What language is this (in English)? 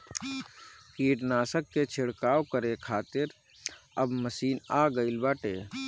Bhojpuri